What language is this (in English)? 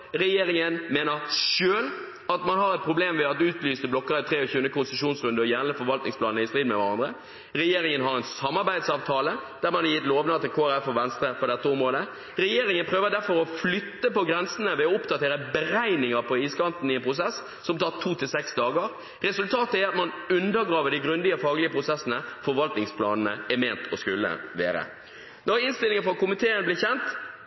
Norwegian Bokmål